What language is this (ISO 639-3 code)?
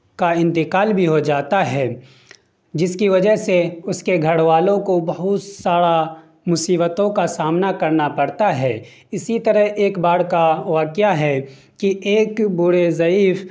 urd